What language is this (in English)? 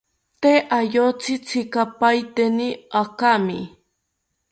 South Ucayali Ashéninka